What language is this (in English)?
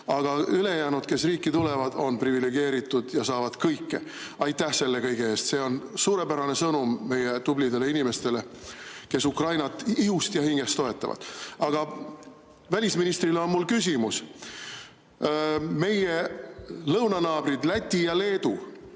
Estonian